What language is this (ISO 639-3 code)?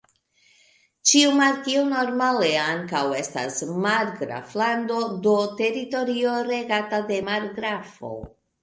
epo